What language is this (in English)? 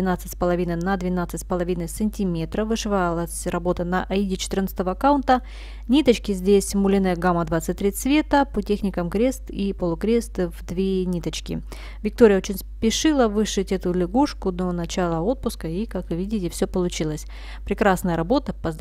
Russian